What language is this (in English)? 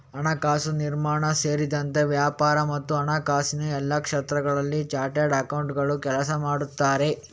Kannada